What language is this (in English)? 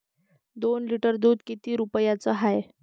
Marathi